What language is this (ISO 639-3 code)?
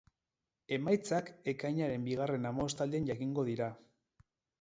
eus